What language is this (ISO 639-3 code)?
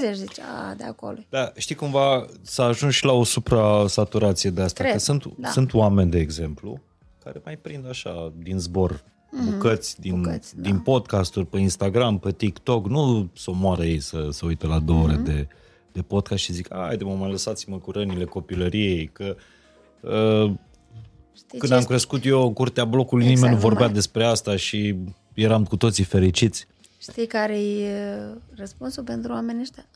ron